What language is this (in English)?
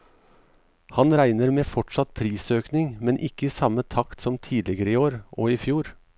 Norwegian